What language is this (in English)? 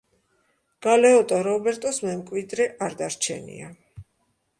Georgian